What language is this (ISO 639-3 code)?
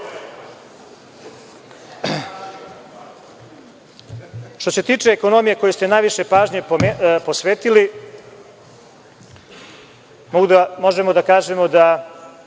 srp